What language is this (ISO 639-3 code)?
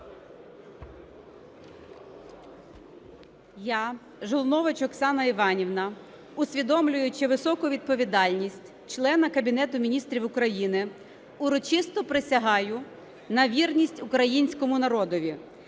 ukr